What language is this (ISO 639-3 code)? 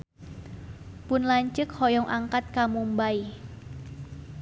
sun